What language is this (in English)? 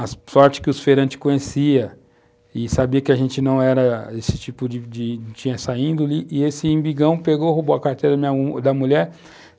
Portuguese